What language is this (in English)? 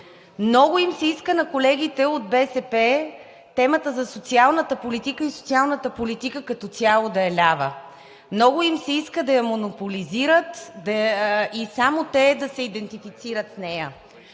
Bulgarian